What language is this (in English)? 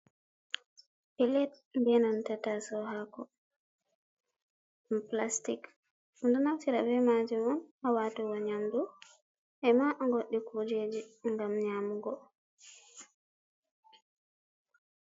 Fula